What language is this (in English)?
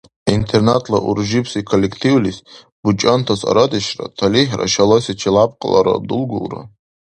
Dargwa